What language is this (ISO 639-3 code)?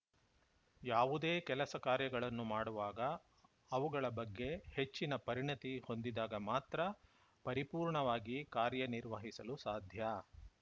kan